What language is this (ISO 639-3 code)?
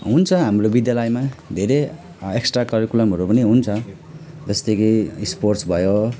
nep